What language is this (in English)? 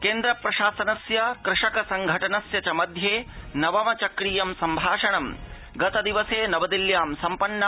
Sanskrit